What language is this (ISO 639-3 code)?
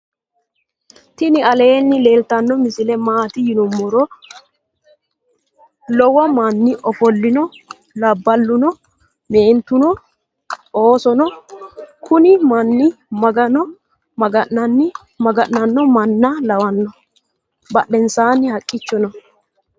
sid